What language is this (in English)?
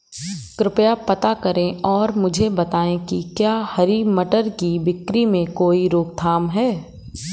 Hindi